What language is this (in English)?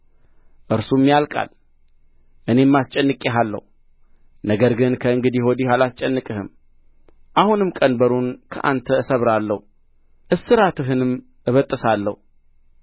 Amharic